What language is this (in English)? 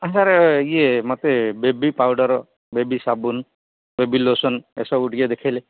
Odia